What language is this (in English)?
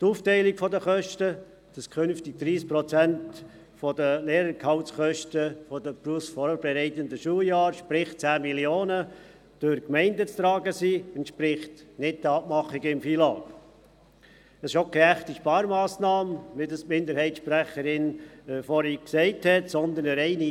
Swiss German